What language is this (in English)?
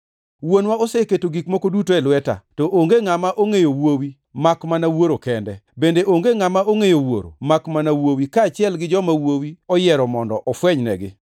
Luo (Kenya and Tanzania)